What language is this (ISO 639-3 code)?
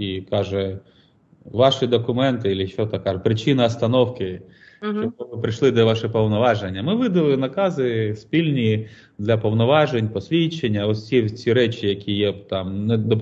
ukr